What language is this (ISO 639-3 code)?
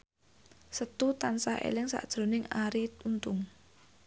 jav